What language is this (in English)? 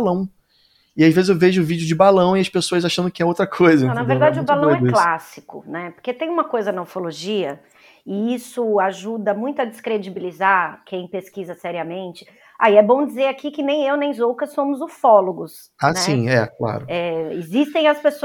Portuguese